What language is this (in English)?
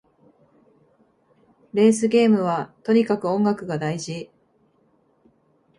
Japanese